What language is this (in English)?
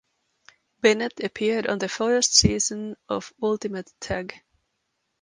English